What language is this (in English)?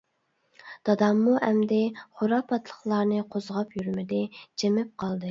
Uyghur